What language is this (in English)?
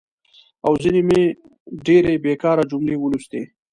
Pashto